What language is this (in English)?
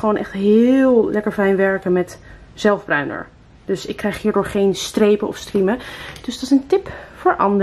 Dutch